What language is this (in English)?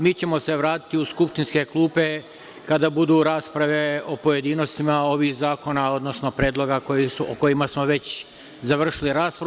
Serbian